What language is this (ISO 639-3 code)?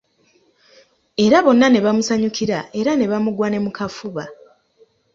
lug